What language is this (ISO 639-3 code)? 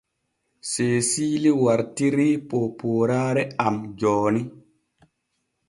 fue